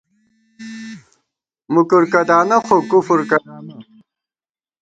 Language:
Gawar-Bati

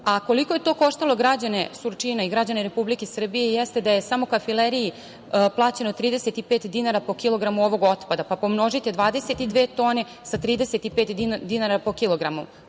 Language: Serbian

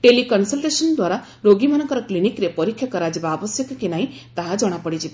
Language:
Odia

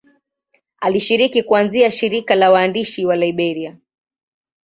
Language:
Swahili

